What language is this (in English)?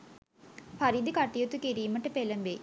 Sinhala